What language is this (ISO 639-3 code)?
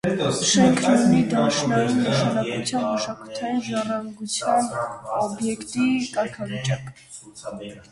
hye